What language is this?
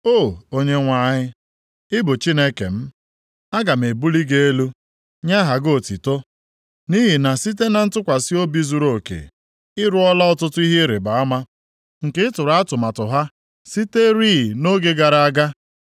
Igbo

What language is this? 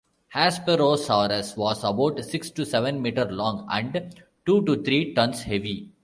English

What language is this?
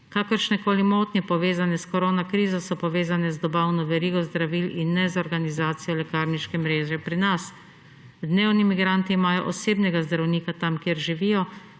Slovenian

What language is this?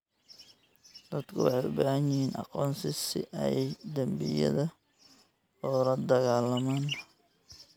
Somali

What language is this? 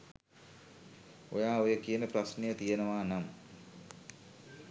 Sinhala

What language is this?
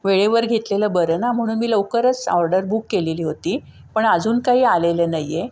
Marathi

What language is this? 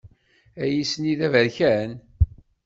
Kabyle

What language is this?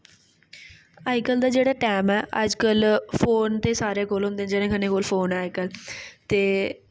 Dogri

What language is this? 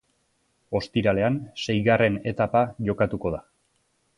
Basque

